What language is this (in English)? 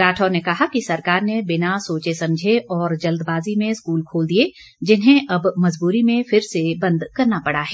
Hindi